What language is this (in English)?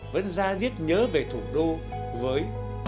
Vietnamese